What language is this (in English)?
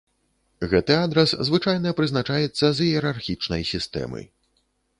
Belarusian